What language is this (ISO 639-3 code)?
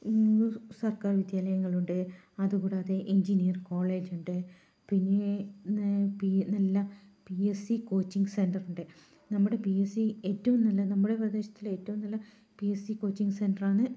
mal